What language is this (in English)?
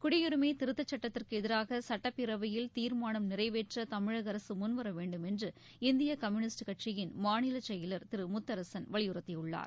Tamil